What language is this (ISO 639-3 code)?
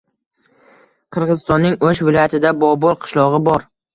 uzb